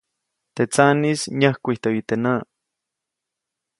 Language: Copainalá Zoque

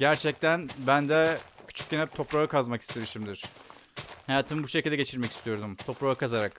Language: Turkish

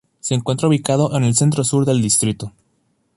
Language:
Spanish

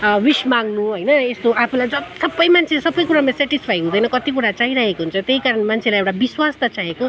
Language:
Nepali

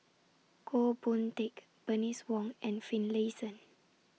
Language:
English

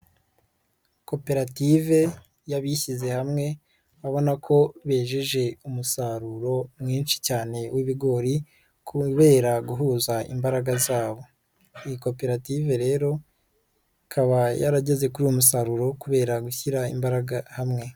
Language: Kinyarwanda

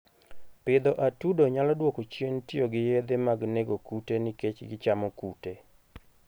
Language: Luo (Kenya and Tanzania)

